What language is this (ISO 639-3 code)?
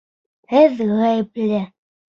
bak